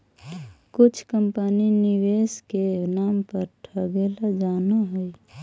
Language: Magahi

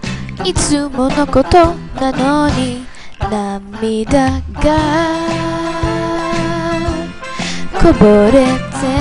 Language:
Korean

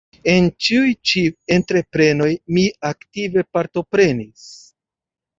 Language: Esperanto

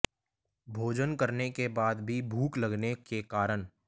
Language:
Hindi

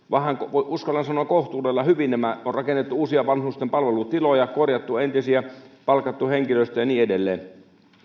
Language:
Finnish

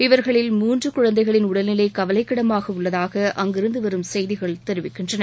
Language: Tamil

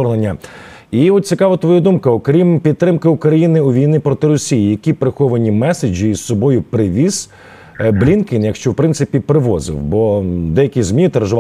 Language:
Ukrainian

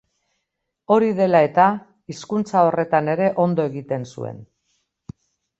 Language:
Basque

